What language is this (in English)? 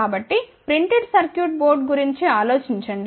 Telugu